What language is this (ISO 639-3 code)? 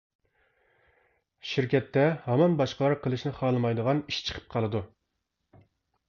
uig